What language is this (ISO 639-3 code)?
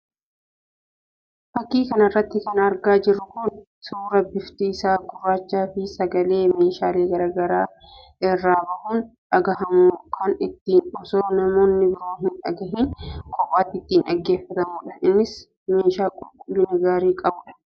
orm